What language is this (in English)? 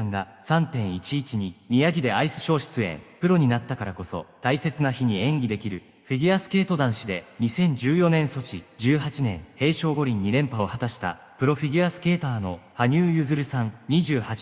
Japanese